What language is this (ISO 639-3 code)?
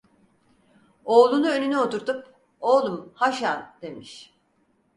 tur